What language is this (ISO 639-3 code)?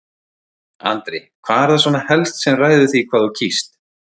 isl